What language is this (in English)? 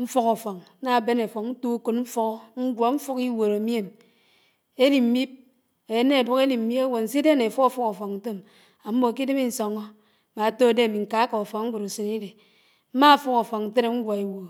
Anaang